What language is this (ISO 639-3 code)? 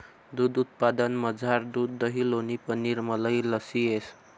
mar